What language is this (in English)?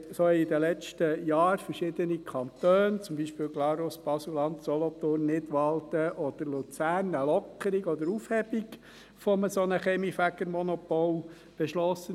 Swiss German